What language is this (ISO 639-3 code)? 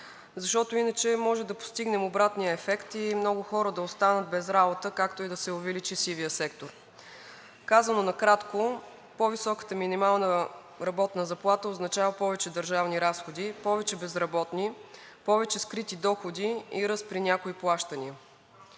bul